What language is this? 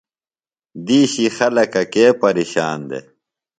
Phalura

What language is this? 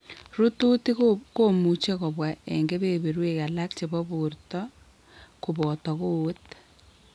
Kalenjin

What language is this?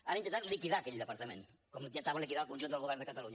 Catalan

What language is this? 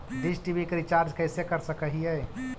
Magahi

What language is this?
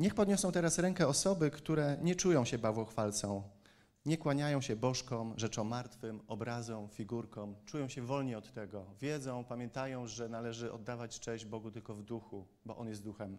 Polish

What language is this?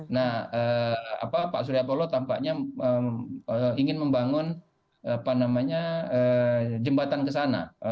Indonesian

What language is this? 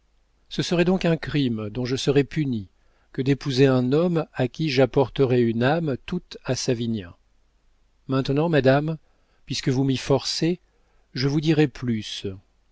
French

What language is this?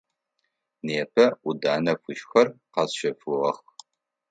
Adyghe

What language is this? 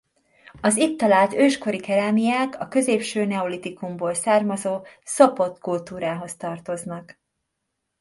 Hungarian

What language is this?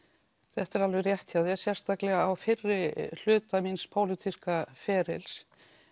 Icelandic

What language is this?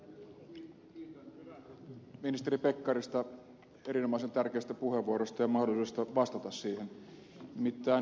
Finnish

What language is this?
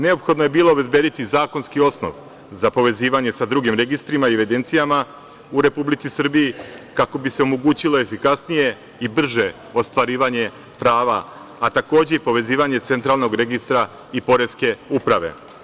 Serbian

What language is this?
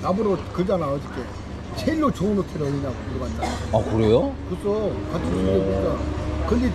Korean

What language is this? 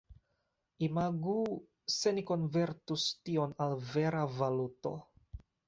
Esperanto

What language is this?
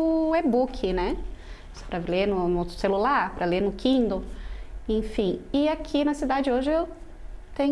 Portuguese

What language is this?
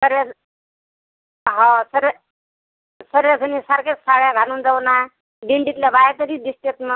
Marathi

